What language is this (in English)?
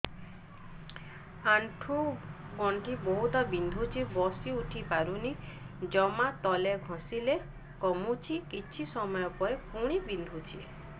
Odia